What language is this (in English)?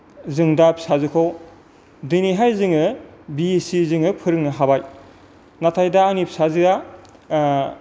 Bodo